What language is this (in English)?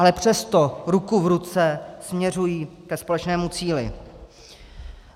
Czech